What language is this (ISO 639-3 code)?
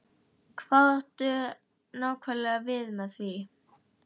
isl